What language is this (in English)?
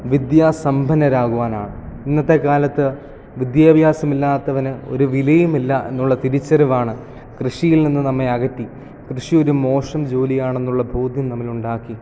Malayalam